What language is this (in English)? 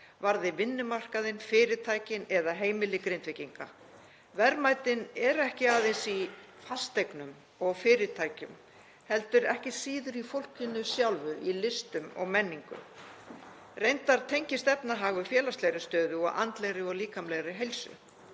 Icelandic